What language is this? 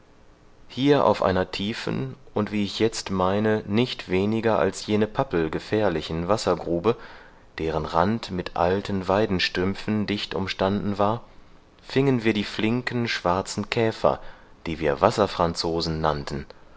German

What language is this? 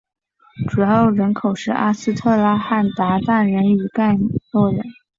Chinese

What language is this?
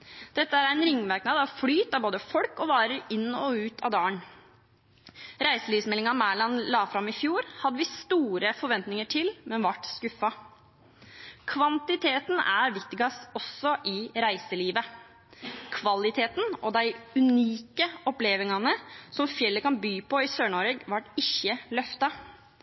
Norwegian Bokmål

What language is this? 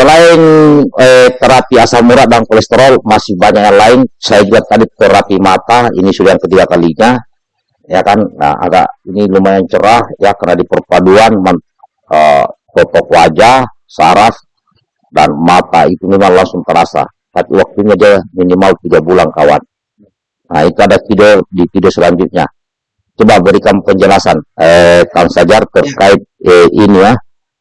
Indonesian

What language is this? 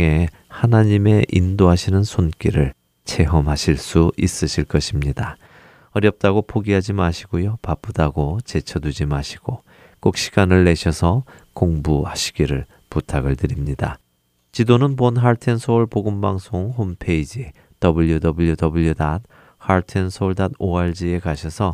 Korean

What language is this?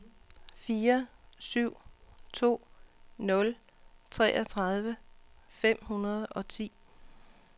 Danish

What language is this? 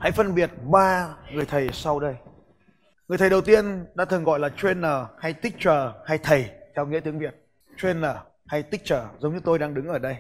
Vietnamese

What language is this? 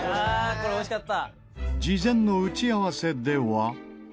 Japanese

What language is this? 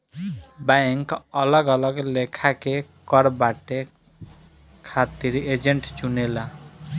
Bhojpuri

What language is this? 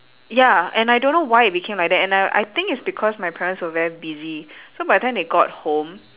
English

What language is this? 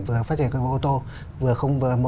Vietnamese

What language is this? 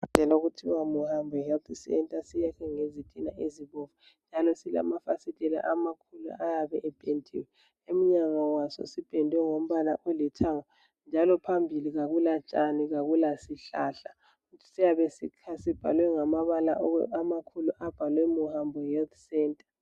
North Ndebele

